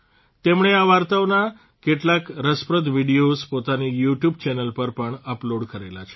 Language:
Gujarati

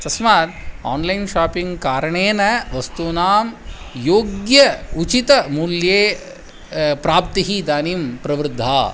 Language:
Sanskrit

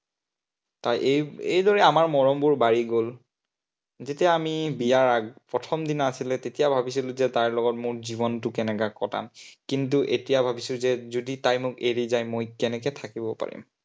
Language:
Assamese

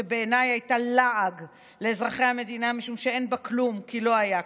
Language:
Hebrew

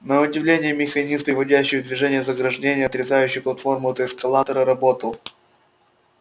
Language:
Russian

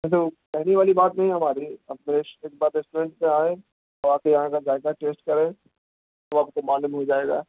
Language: Urdu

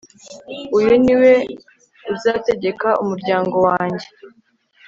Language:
Kinyarwanda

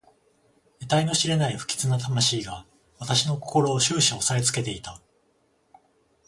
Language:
Japanese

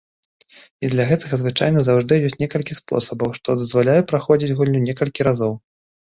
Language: Belarusian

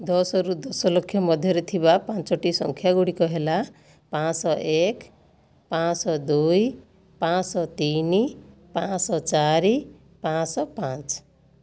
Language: Odia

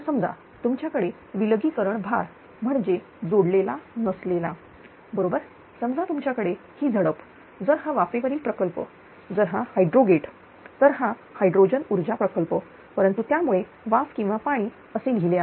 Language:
Marathi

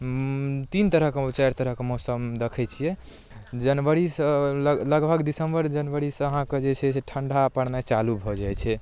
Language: Maithili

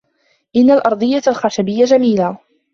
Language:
Arabic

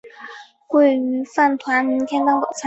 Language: Chinese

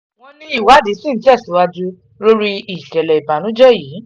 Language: Yoruba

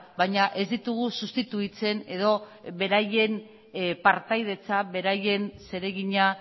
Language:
Basque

